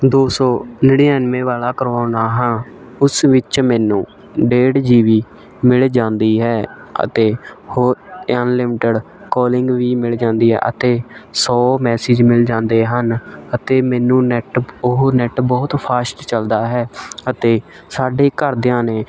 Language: Punjabi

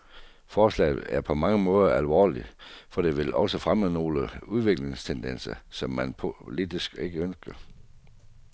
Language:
Danish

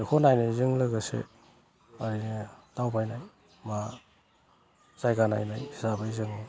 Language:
Bodo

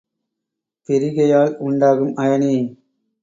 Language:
Tamil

